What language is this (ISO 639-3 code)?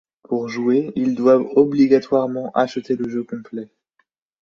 fra